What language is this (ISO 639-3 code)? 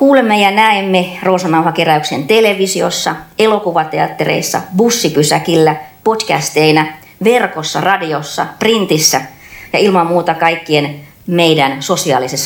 fin